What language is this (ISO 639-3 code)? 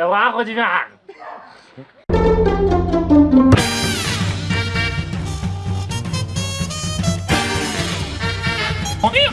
por